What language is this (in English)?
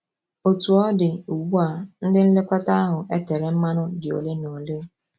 Igbo